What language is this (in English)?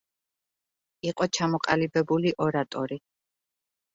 Georgian